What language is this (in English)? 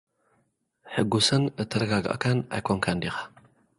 Tigrinya